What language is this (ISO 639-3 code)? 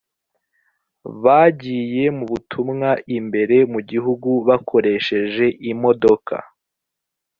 kin